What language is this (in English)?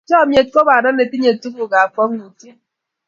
Kalenjin